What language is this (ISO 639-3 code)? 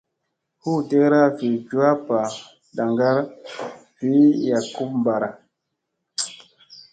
mse